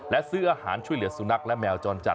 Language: Thai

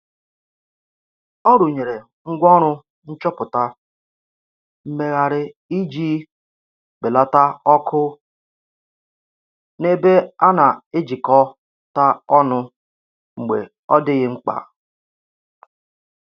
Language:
Igbo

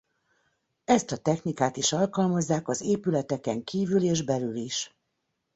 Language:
Hungarian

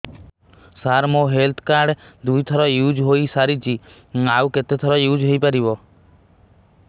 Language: Odia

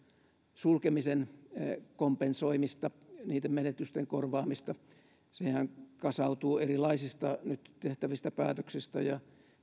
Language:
Finnish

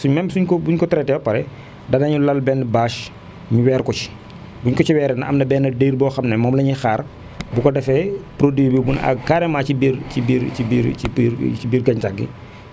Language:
Wolof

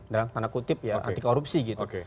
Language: Indonesian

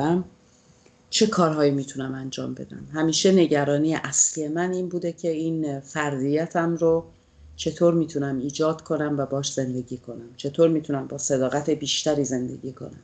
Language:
Persian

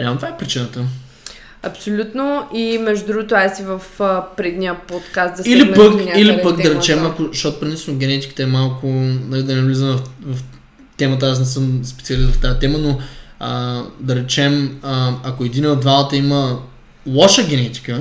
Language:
Bulgarian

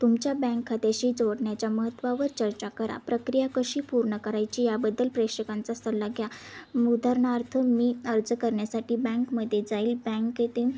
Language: Marathi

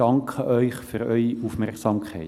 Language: Swiss German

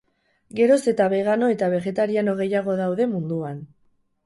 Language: Basque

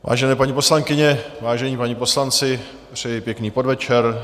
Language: Czech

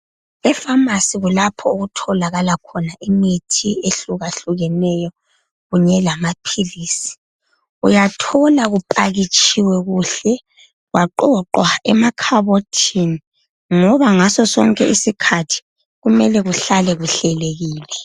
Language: North Ndebele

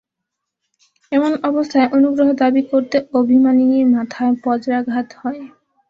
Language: Bangla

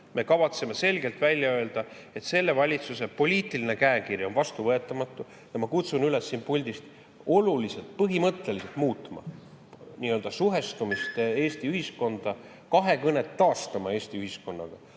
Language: Estonian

